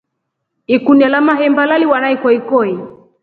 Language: Rombo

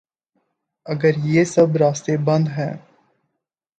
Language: Urdu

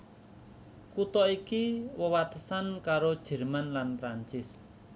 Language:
Javanese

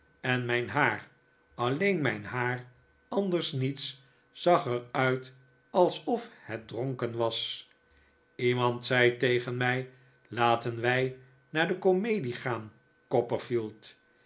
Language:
Dutch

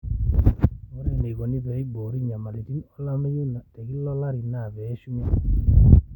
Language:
Masai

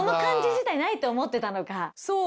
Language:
Japanese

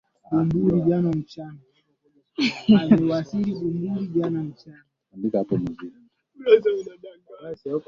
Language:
Swahili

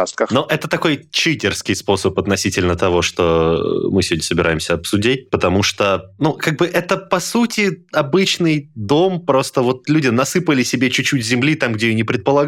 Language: Russian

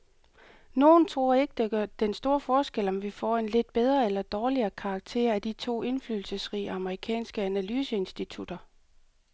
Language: Danish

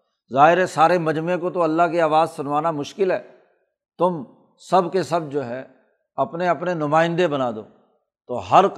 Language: Urdu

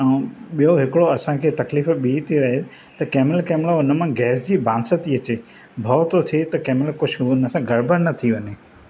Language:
Sindhi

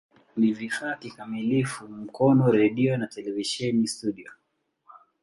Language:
Swahili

